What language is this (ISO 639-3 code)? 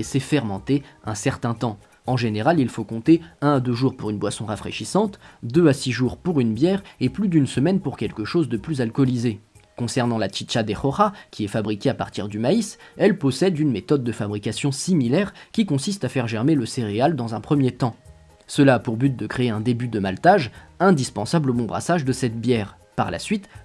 fra